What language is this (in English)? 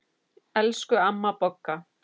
Icelandic